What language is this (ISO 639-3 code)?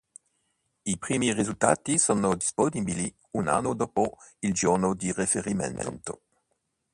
ita